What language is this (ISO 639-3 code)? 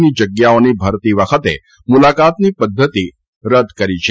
guj